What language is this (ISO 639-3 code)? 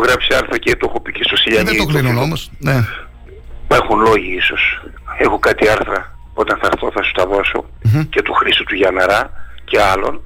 ell